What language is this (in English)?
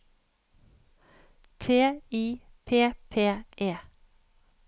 Norwegian